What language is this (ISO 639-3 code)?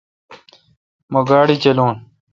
xka